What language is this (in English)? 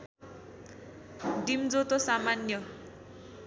Nepali